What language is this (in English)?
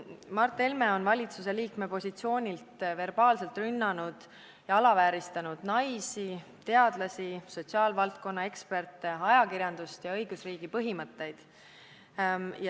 Estonian